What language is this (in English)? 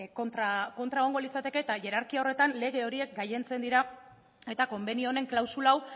Basque